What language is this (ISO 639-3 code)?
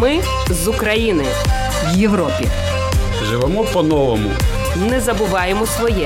ukr